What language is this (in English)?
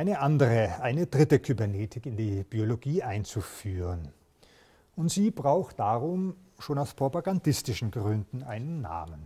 German